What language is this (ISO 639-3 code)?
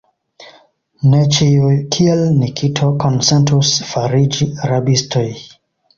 epo